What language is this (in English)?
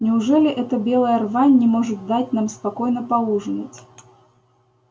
Russian